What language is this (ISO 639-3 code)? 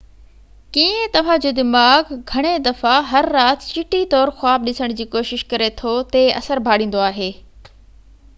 snd